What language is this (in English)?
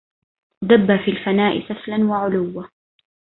Arabic